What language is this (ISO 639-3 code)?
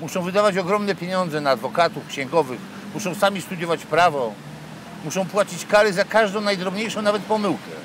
pol